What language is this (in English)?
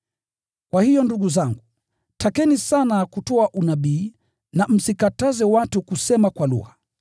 Swahili